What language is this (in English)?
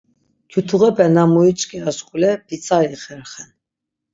Laz